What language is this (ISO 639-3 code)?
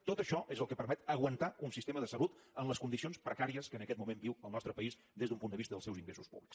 cat